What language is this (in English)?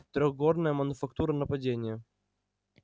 Russian